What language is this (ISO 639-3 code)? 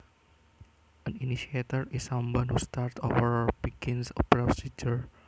jav